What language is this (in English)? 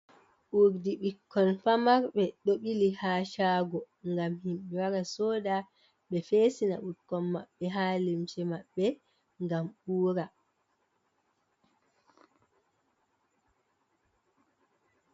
Fula